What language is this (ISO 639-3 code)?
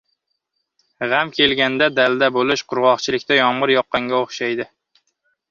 uzb